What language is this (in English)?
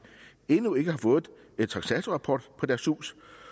Danish